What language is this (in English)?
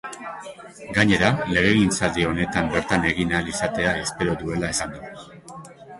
Basque